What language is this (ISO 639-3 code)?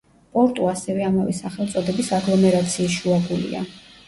kat